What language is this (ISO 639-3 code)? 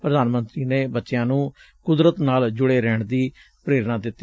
pan